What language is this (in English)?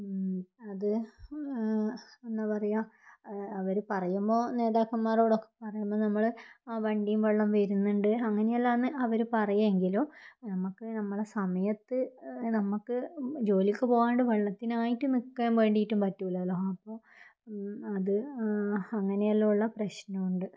Malayalam